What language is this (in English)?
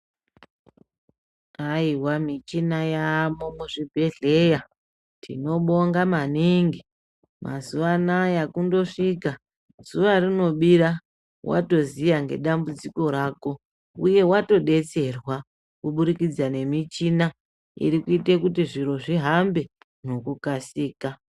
Ndau